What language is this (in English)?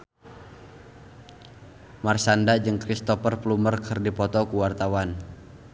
Sundanese